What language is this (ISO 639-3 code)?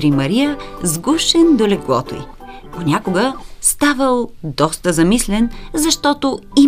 bul